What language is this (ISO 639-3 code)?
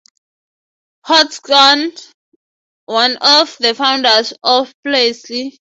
eng